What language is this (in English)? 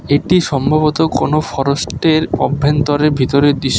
Bangla